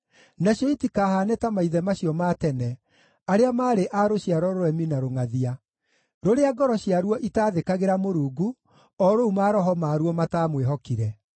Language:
Kikuyu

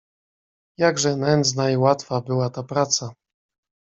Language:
Polish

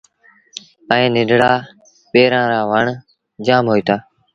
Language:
Sindhi Bhil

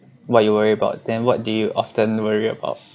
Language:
English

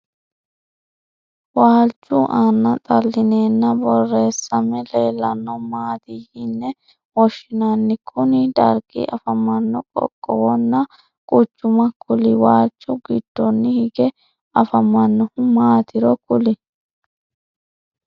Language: Sidamo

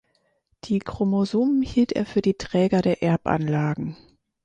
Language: German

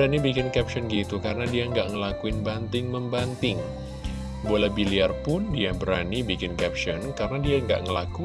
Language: Indonesian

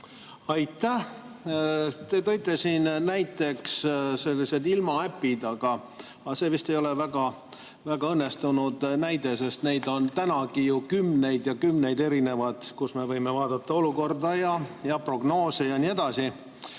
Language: Estonian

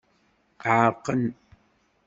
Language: Kabyle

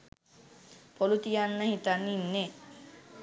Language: Sinhala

